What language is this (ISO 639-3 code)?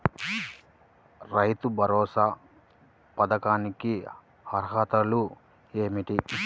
tel